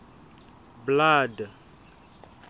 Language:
Southern Sotho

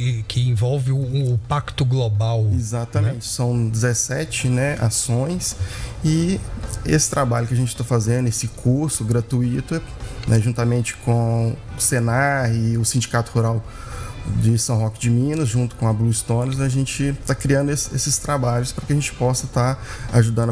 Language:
Portuguese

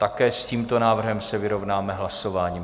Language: Czech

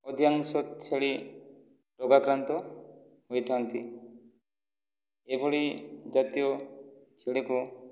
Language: Odia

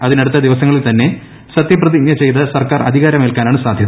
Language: Malayalam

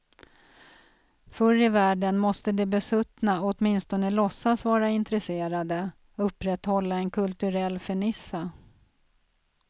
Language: Swedish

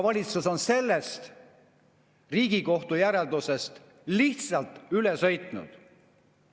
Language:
Estonian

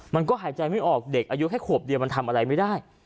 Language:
Thai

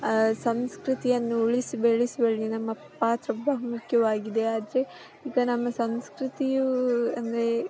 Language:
Kannada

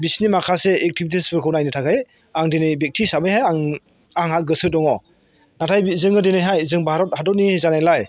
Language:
Bodo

